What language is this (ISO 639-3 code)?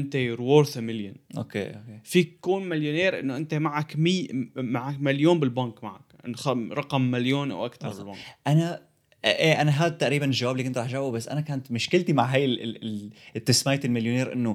ara